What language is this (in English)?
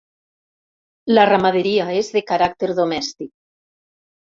Catalan